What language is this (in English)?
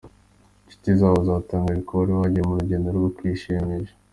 Kinyarwanda